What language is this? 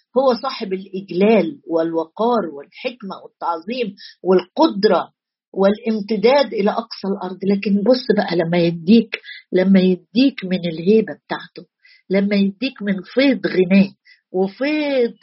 Arabic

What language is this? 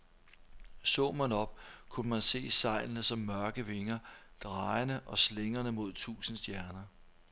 Danish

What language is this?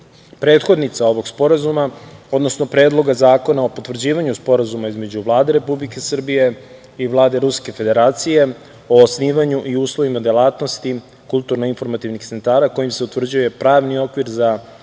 Serbian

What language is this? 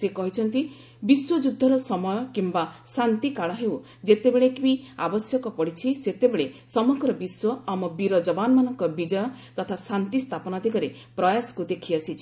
Odia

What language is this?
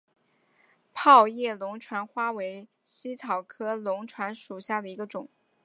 Chinese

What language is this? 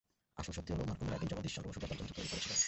Bangla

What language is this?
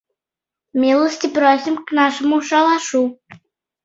Mari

